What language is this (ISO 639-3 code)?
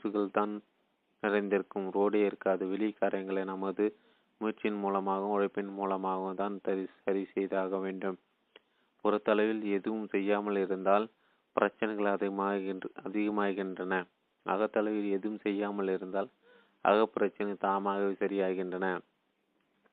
tam